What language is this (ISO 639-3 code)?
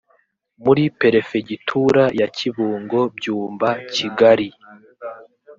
kin